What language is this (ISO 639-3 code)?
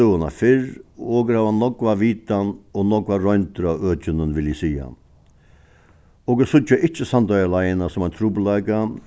fao